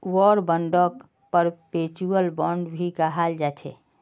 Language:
Magahi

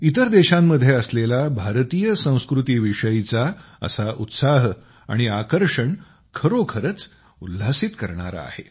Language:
Marathi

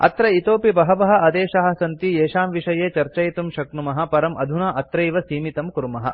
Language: Sanskrit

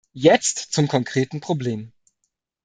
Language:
German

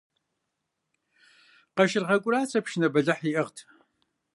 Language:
Kabardian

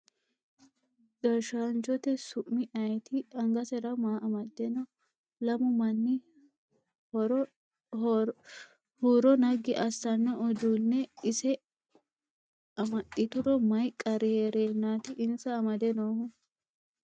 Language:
Sidamo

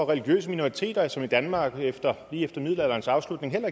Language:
Danish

